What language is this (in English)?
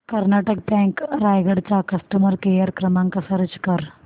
Marathi